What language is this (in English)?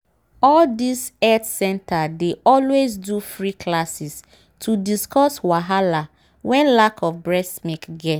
Nigerian Pidgin